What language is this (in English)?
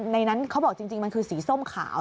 Thai